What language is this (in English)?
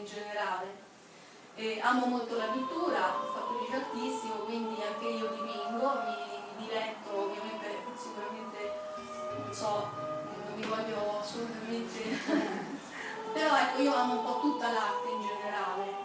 Italian